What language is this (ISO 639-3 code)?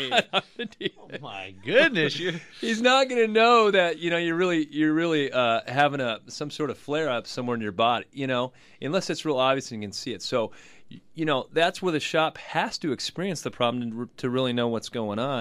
eng